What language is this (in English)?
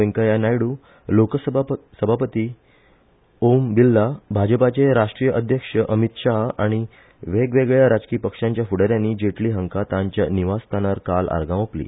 Konkani